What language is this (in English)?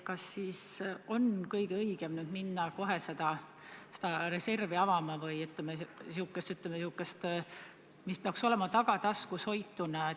Estonian